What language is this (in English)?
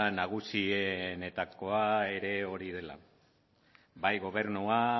Basque